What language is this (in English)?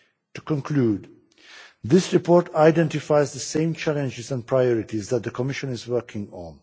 English